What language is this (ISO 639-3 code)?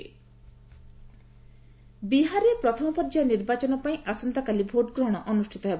ori